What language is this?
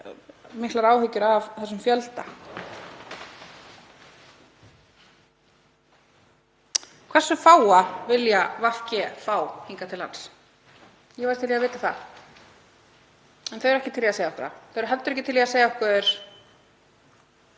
Icelandic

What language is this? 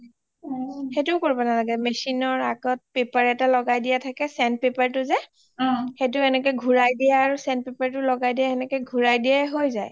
Assamese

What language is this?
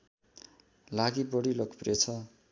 Nepali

